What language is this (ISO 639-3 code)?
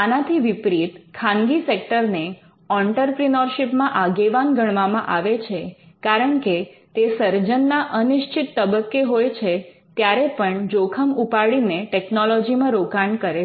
guj